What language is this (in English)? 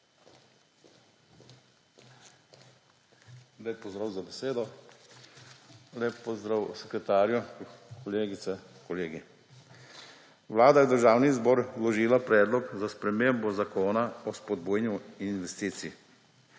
Slovenian